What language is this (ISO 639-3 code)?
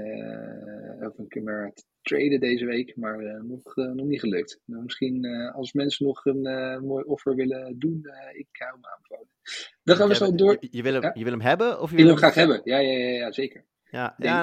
nld